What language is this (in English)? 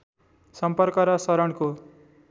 Nepali